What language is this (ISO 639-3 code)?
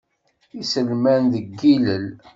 kab